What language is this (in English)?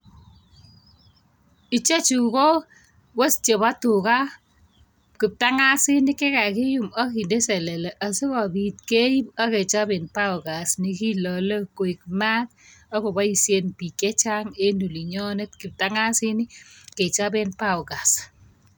Kalenjin